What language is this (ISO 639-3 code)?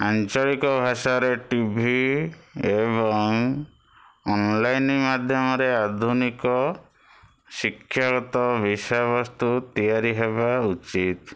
ori